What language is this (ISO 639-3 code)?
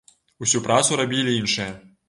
bel